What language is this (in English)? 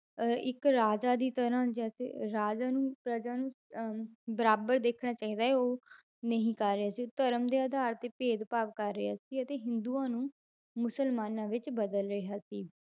Punjabi